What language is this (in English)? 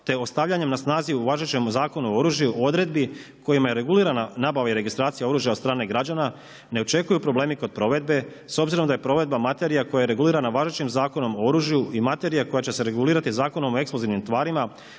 Croatian